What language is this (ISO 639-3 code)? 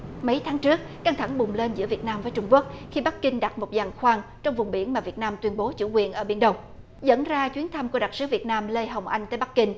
vie